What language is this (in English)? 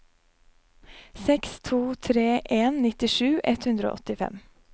Norwegian